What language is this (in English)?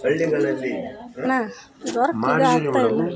Kannada